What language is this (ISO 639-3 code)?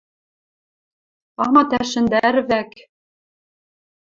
mrj